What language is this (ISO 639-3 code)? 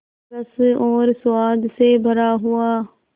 hin